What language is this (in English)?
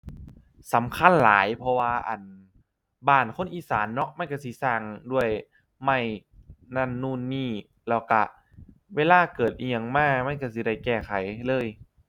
Thai